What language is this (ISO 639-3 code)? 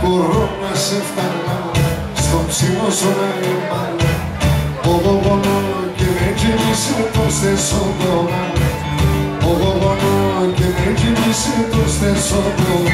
ell